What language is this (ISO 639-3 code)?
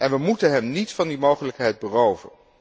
nld